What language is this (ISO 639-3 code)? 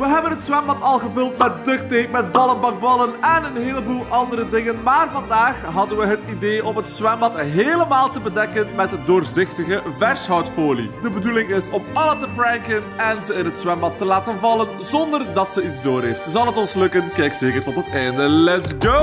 nld